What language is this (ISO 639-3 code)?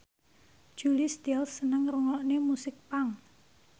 jav